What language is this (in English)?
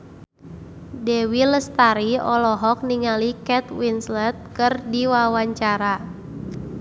Sundanese